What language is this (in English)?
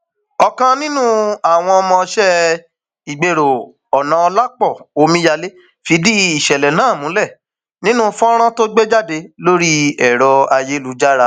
Yoruba